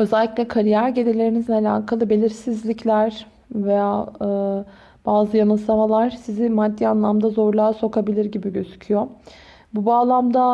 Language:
Turkish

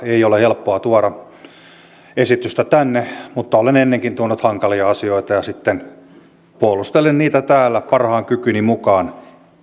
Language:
Finnish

